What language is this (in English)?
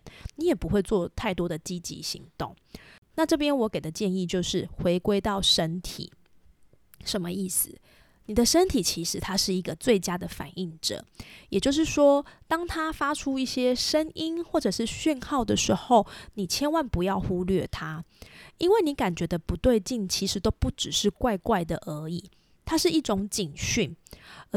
Chinese